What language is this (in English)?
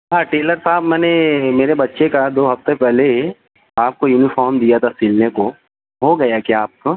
Urdu